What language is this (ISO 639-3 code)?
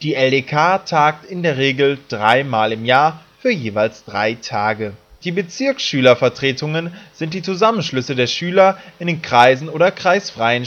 deu